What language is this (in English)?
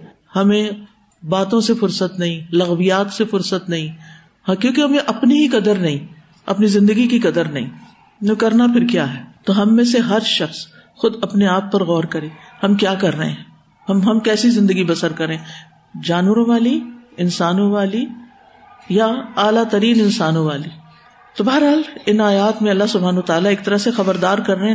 Urdu